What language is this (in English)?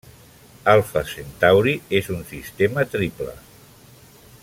Catalan